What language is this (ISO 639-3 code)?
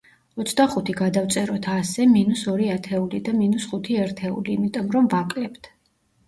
kat